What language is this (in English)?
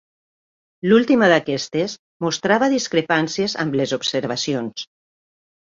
Catalan